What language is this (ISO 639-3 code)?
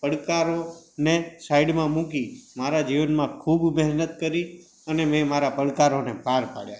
guj